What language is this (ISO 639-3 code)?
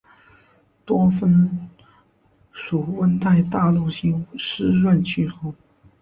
zho